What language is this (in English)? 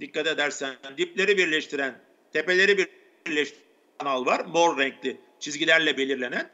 Turkish